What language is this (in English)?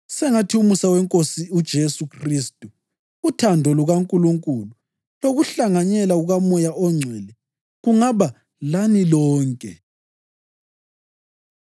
North Ndebele